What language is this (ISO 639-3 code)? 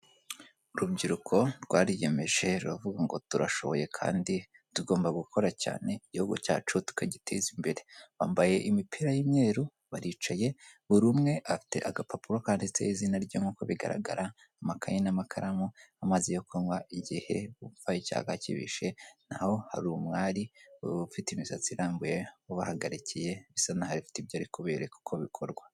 kin